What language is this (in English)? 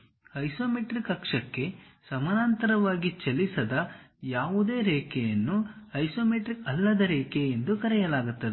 Kannada